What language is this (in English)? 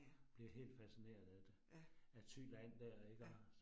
Danish